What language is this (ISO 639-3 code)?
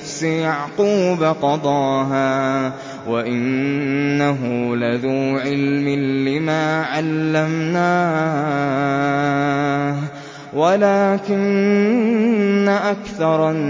ara